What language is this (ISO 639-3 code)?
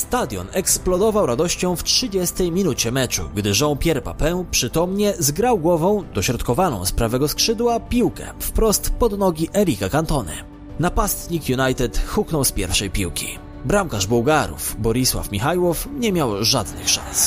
pol